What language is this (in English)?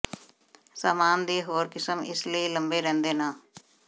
Punjabi